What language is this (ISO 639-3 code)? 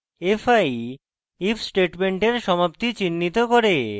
ben